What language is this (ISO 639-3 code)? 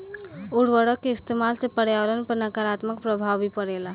bho